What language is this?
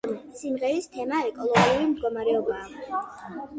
Georgian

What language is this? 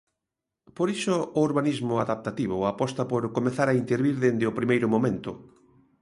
Galician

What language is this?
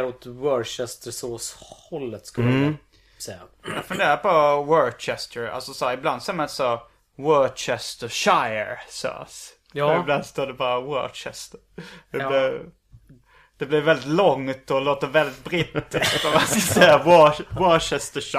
Swedish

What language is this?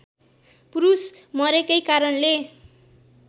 Nepali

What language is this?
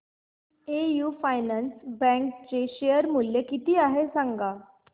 Marathi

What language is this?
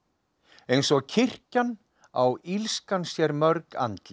Icelandic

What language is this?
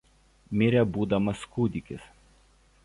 Lithuanian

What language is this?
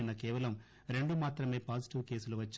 Telugu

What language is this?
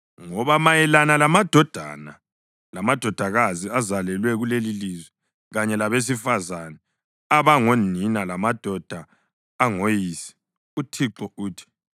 North Ndebele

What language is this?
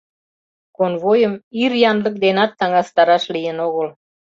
Mari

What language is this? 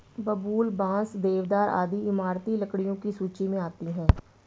Hindi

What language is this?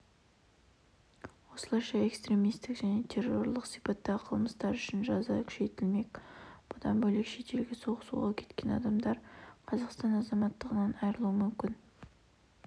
Kazakh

